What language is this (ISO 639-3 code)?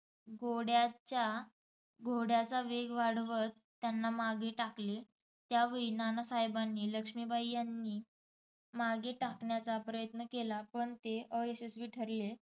mar